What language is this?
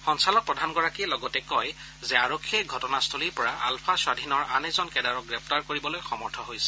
Assamese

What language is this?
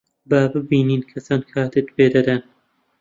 Central Kurdish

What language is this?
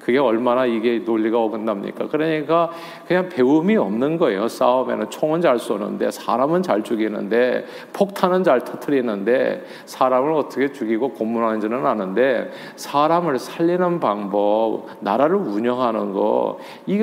Korean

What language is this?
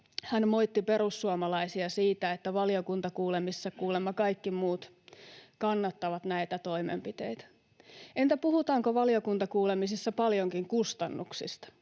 Finnish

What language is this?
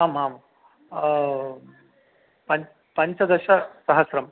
Sanskrit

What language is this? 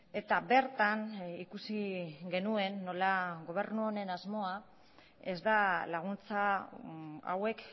Basque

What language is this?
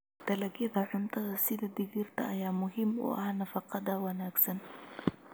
Somali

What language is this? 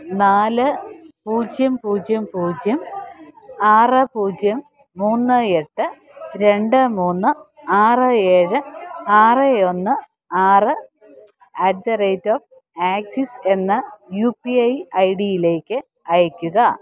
Malayalam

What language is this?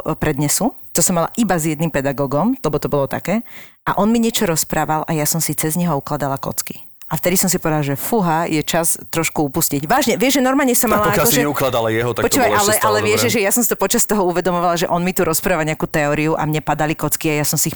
Slovak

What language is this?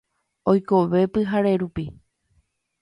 Guarani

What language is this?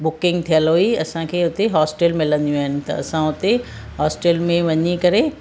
Sindhi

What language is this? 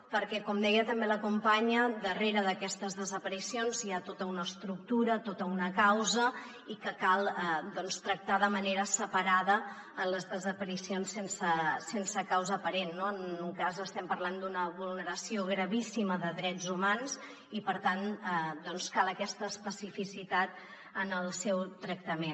Catalan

